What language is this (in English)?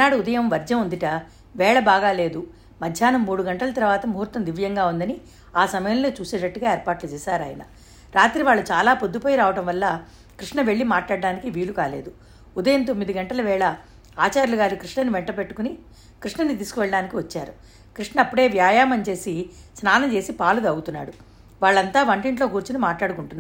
Telugu